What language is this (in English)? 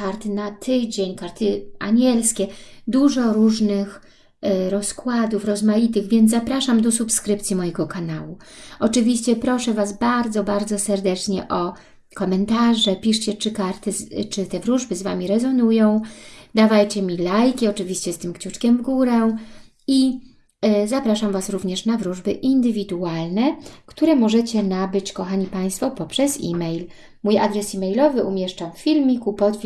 Polish